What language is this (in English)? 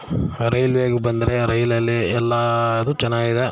Kannada